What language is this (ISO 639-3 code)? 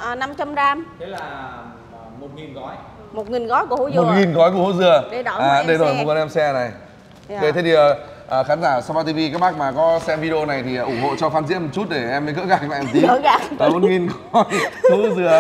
vie